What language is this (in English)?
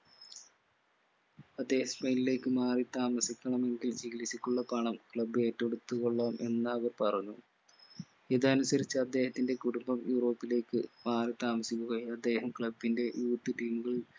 Malayalam